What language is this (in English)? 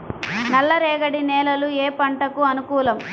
Telugu